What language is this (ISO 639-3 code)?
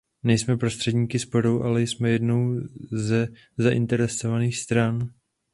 ces